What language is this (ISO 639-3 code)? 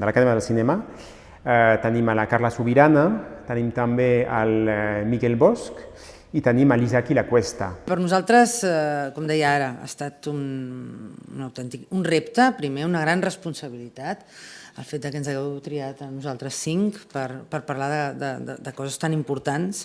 cat